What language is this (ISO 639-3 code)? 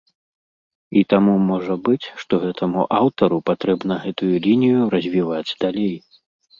bel